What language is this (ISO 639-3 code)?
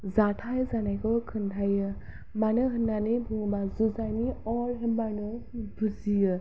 brx